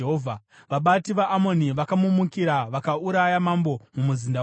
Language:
Shona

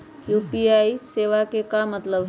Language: Magahi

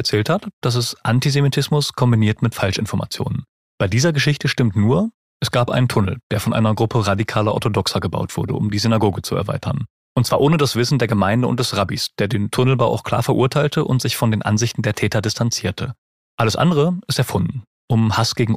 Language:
German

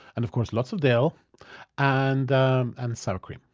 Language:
English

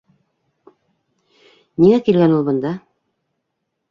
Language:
Bashkir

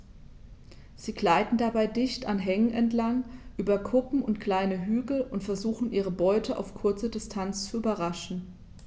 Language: German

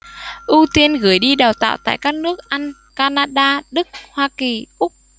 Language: Vietnamese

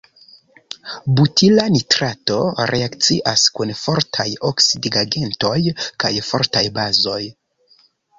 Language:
Esperanto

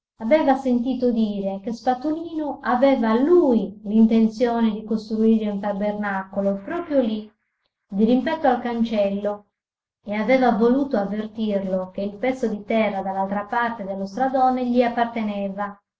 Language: Italian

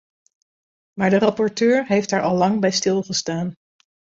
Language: Dutch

